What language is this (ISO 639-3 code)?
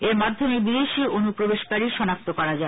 ben